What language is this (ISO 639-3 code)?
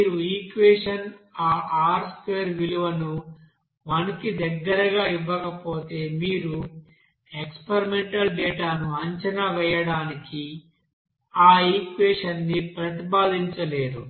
tel